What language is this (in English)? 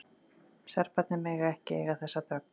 Icelandic